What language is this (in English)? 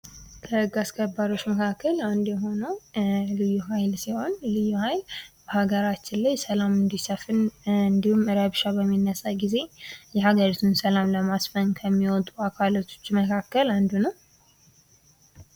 Amharic